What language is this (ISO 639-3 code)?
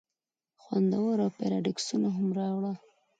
pus